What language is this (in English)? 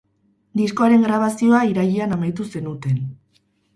Basque